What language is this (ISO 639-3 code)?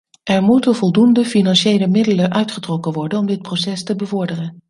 nld